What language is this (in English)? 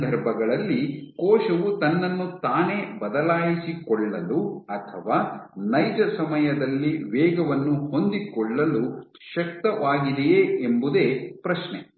Kannada